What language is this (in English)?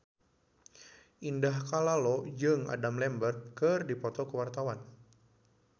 Sundanese